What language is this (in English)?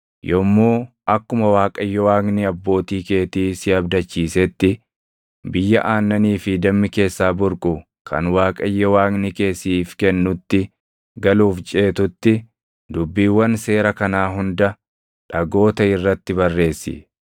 Oromo